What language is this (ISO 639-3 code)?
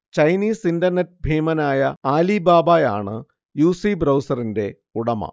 mal